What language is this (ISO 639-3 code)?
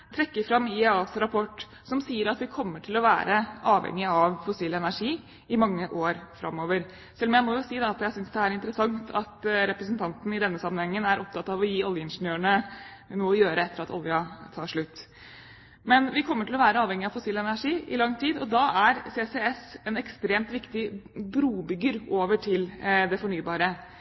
nob